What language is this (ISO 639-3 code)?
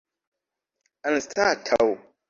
epo